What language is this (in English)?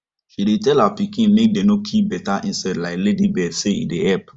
Nigerian Pidgin